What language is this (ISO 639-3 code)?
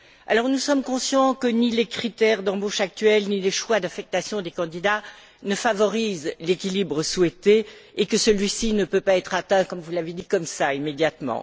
fra